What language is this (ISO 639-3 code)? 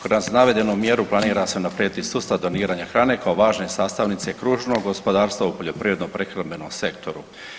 hrv